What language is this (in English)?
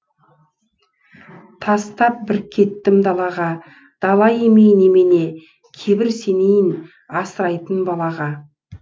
Kazakh